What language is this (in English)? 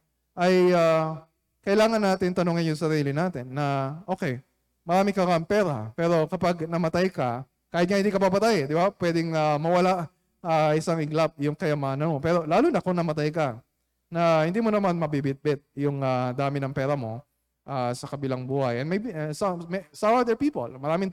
Filipino